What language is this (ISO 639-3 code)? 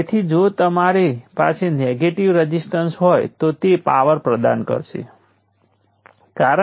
guj